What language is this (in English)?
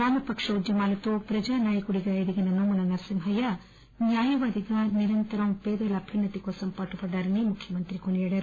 Telugu